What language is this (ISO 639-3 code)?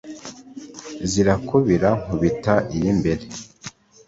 kin